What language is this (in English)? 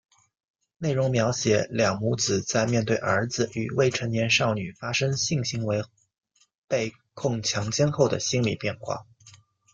Chinese